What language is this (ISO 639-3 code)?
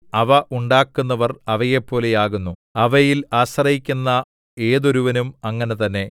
mal